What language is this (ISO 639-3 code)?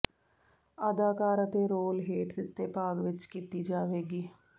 pan